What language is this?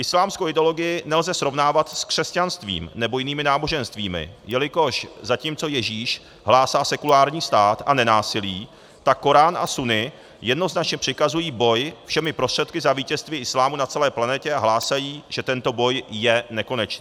Czech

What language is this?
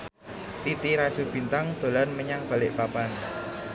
Javanese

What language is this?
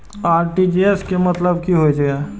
Maithili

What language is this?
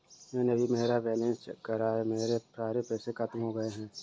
Hindi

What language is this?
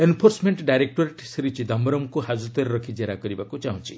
Odia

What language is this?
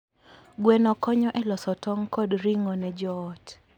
Luo (Kenya and Tanzania)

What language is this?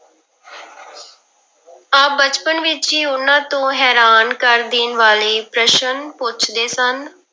Punjabi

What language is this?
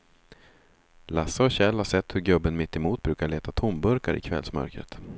Swedish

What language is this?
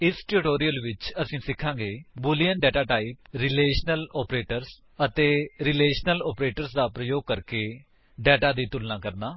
Punjabi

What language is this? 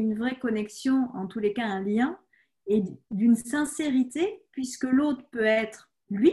French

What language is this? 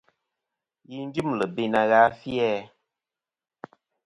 Kom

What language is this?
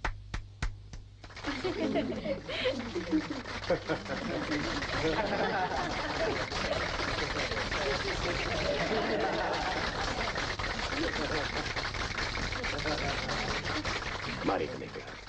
Indonesian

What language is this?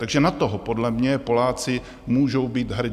Czech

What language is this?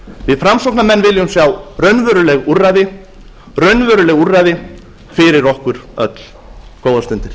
Icelandic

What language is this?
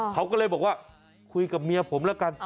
Thai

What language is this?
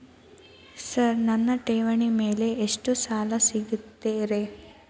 Kannada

